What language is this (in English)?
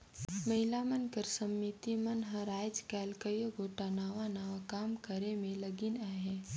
Chhattisgarhi